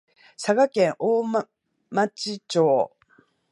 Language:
Japanese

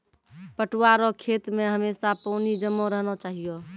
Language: Maithili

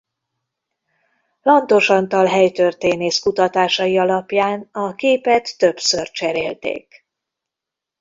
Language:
Hungarian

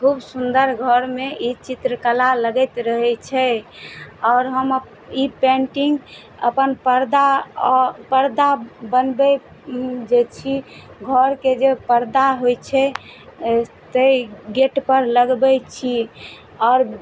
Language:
Maithili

